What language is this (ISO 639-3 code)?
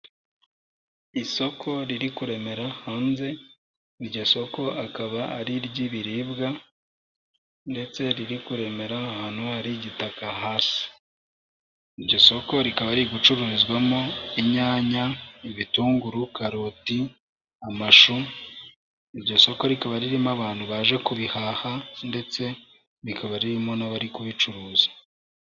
kin